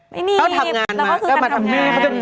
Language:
Thai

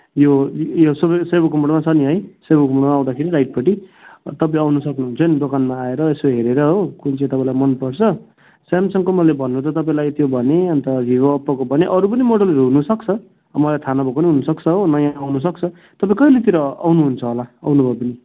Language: Nepali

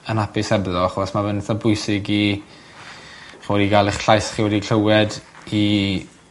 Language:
Welsh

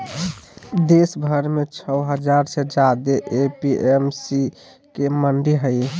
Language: Magahi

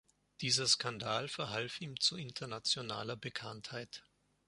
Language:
German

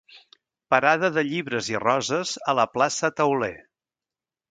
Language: Catalan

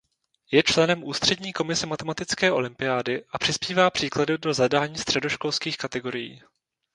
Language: Czech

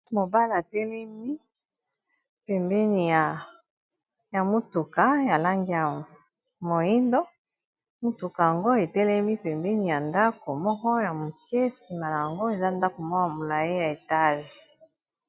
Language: Lingala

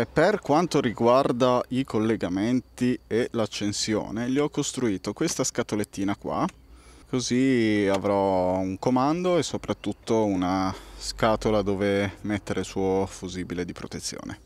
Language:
Italian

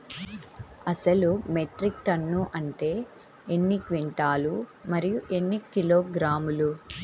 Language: Telugu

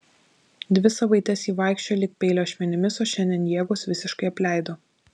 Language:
Lithuanian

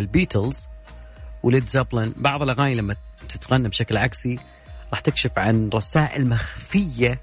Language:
Arabic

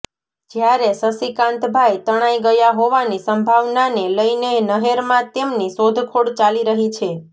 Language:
Gujarati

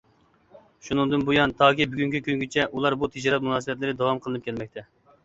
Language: Uyghur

